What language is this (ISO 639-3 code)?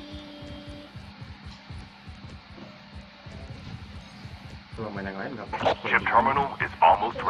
ind